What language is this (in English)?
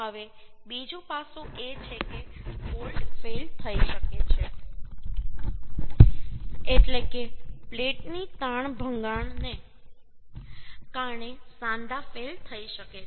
Gujarati